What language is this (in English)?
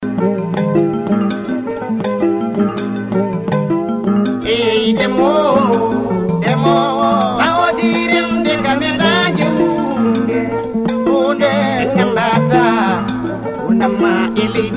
Fula